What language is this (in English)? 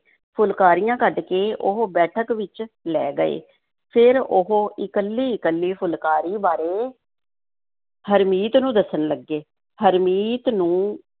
Punjabi